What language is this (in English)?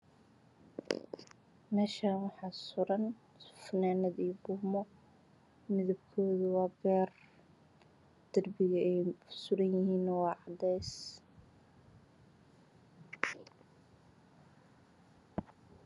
Somali